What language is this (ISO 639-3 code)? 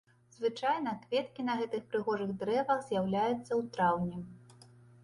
bel